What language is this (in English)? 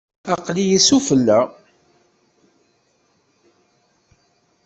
Kabyle